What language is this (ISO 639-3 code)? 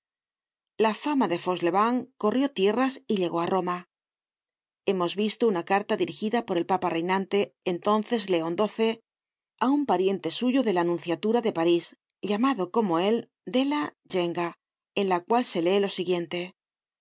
spa